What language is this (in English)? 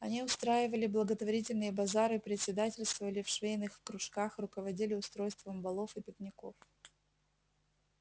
Russian